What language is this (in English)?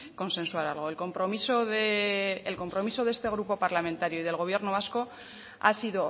Spanish